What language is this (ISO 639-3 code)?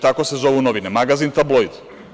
srp